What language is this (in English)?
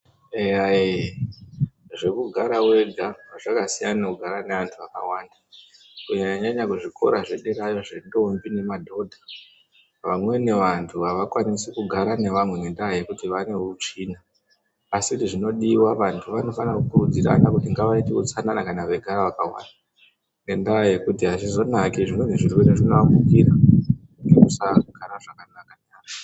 Ndau